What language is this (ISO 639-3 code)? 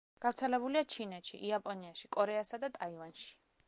kat